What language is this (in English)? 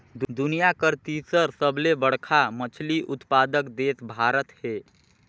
Chhattisgarhi